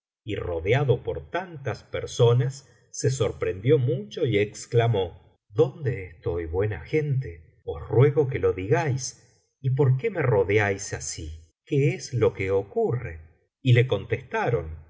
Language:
Spanish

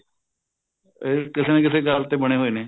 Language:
Punjabi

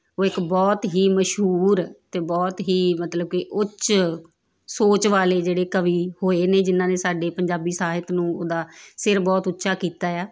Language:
Punjabi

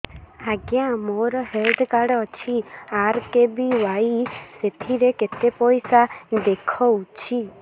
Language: Odia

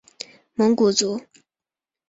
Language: Chinese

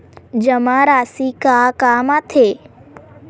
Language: Chhattisgarhi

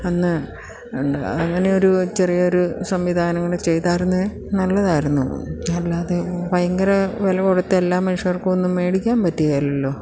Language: Malayalam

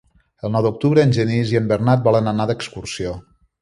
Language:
Catalan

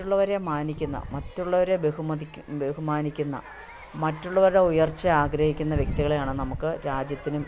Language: Malayalam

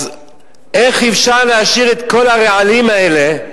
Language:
Hebrew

